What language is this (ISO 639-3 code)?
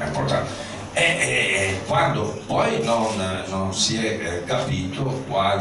ita